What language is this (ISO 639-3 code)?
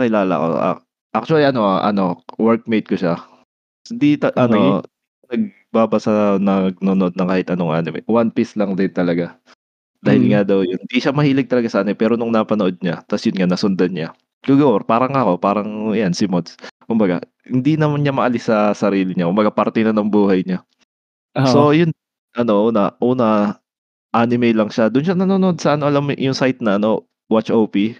fil